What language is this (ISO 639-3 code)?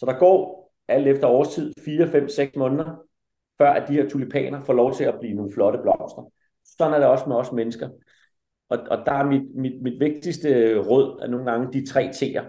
dan